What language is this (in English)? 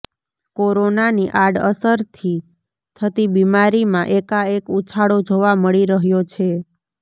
Gujarati